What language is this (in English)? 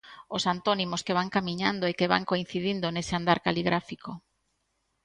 Galician